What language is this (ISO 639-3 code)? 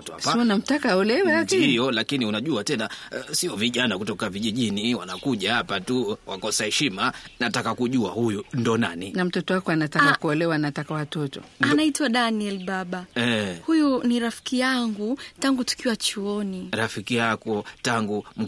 swa